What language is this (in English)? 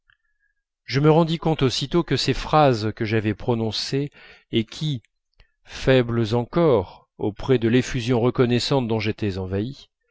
French